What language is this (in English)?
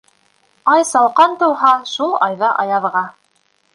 Bashkir